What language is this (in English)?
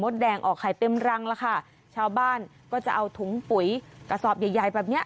Thai